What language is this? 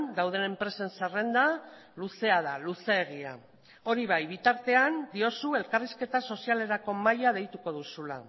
Basque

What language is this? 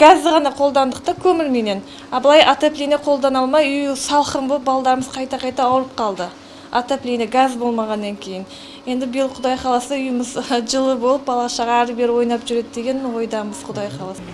Turkish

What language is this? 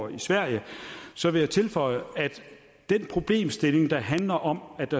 Danish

